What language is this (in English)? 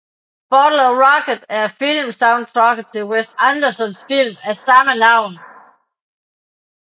Danish